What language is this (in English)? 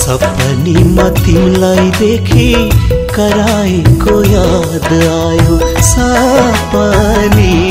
Hindi